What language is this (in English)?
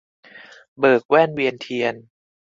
Thai